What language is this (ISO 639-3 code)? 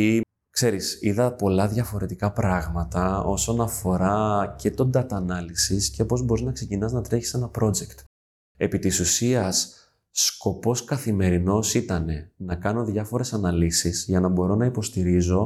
ell